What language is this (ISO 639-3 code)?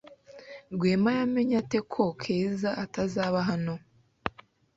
kin